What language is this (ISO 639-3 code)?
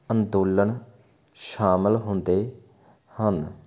pan